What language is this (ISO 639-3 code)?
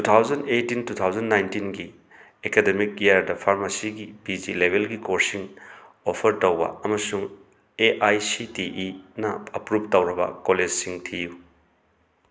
mni